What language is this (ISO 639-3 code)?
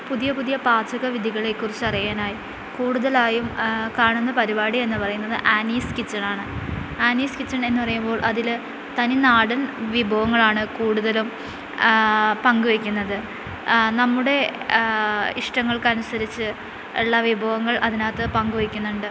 mal